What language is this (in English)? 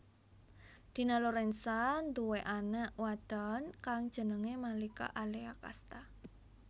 Javanese